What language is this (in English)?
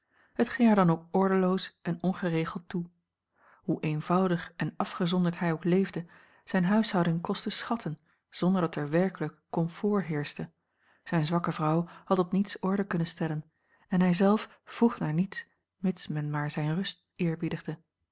Dutch